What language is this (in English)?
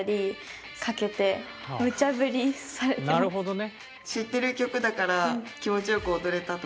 Japanese